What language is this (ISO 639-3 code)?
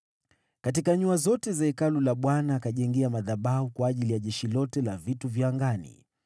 swa